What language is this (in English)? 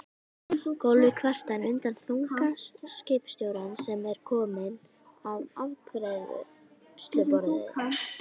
Icelandic